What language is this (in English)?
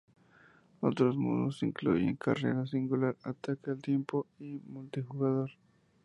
Spanish